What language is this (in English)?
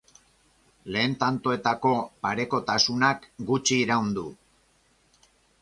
Basque